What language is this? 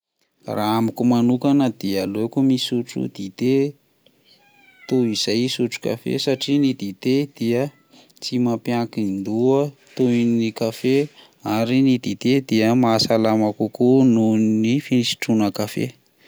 Malagasy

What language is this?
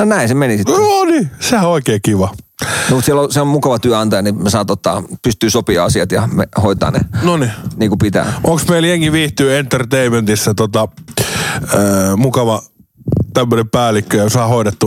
Finnish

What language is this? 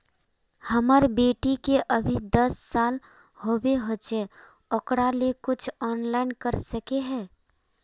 Magahi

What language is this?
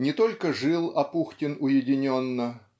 Russian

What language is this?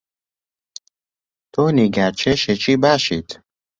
Central Kurdish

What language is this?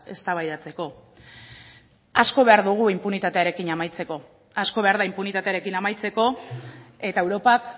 Basque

